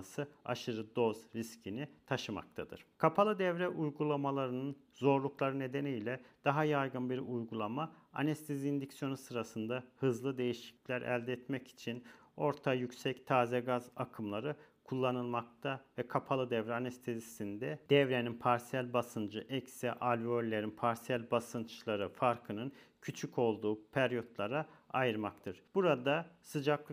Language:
Turkish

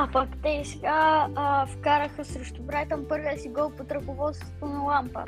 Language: Bulgarian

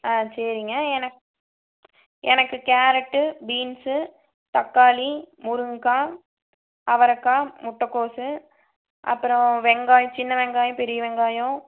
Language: Tamil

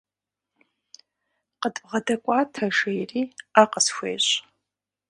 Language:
Kabardian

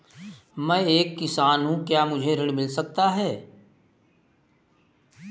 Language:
Hindi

